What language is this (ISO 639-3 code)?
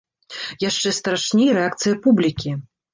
bel